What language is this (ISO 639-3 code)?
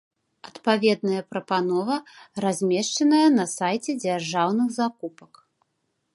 bel